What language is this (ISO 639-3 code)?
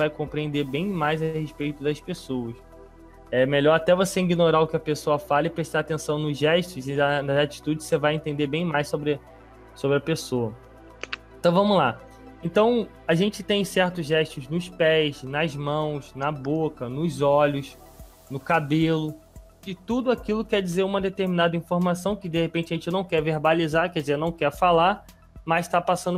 por